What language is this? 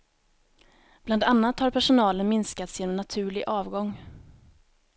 Swedish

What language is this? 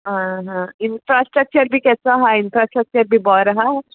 Konkani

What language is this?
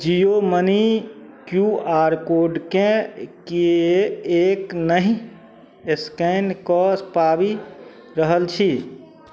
Maithili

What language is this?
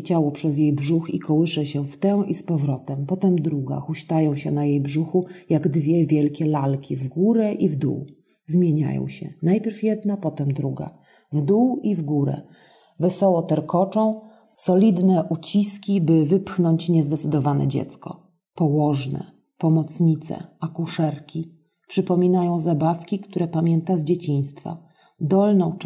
Polish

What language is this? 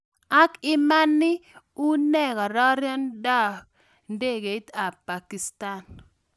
Kalenjin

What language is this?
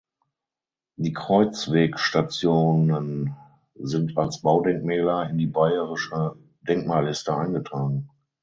German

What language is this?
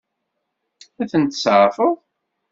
Kabyle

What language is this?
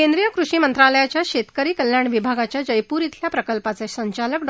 Marathi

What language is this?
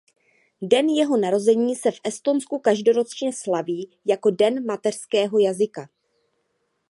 Czech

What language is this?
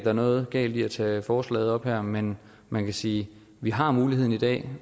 Danish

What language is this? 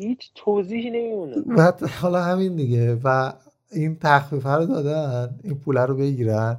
Persian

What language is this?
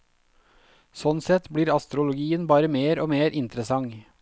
Norwegian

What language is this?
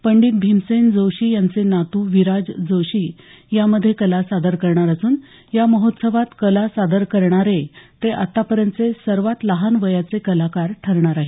Marathi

